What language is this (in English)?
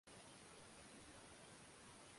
Swahili